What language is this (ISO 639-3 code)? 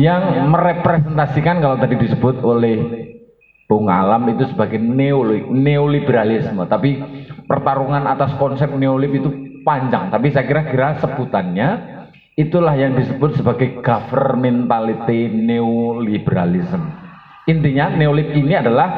ind